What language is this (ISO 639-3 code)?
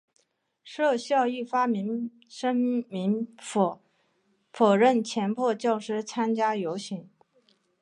zho